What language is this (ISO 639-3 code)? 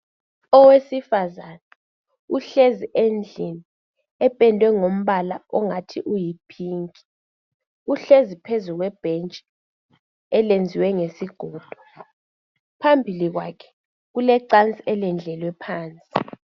nde